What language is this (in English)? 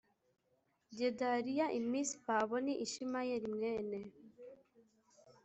Kinyarwanda